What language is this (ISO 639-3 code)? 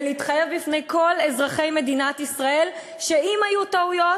heb